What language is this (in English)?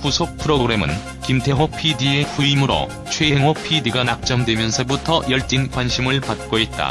Korean